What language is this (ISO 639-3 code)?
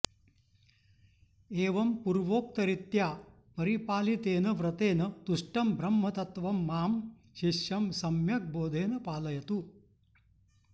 san